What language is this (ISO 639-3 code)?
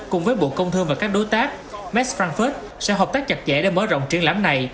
vie